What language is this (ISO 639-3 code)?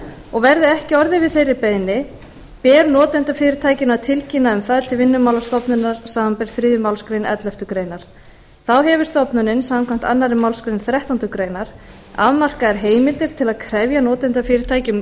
isl